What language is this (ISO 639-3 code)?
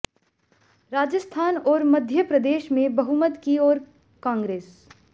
hin